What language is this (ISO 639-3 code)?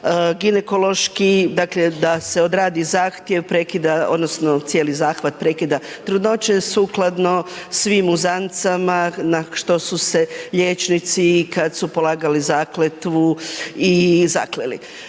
hrv